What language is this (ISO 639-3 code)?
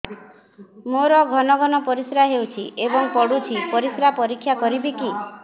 ori